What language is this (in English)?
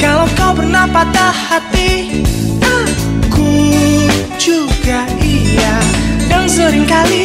Indonesian